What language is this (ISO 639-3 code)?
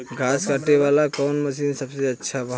bho